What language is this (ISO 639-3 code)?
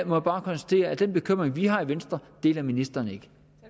dan